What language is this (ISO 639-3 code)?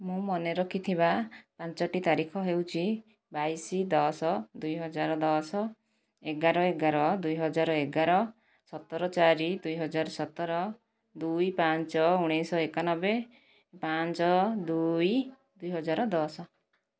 ori